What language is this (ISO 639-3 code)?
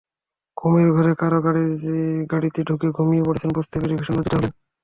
ben